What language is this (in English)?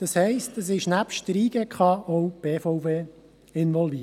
Swiss German